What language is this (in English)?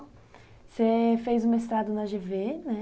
Portuguese